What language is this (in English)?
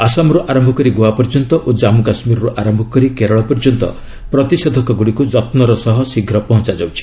Odia